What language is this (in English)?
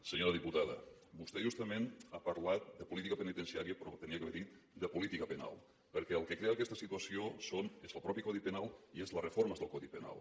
Catalan